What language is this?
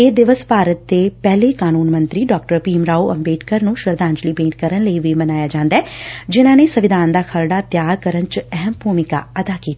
Punjabi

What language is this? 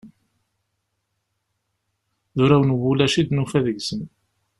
Kabyle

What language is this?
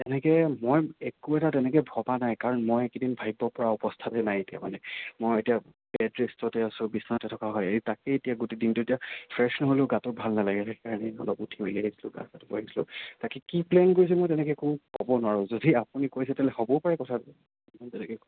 Assamese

